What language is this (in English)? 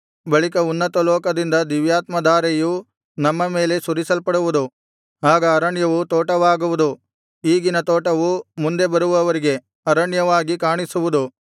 Kannada